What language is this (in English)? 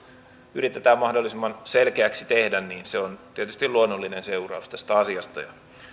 Finnish